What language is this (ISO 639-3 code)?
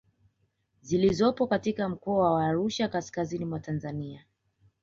swa